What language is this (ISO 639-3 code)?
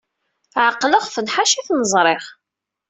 kab